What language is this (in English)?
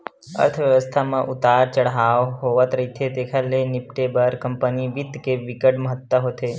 Chhattisgarhi